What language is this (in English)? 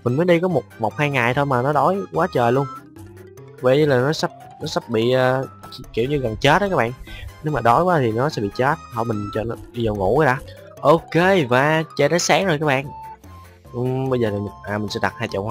Vietnamese